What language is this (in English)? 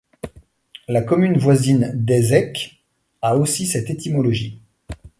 French